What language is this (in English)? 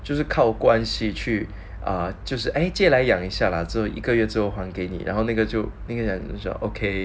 English